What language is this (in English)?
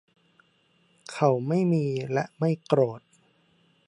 Thai